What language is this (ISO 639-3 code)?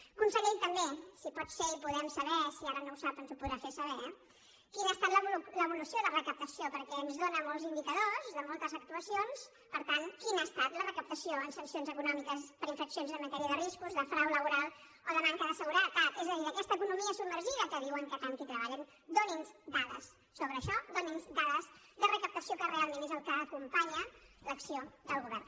cat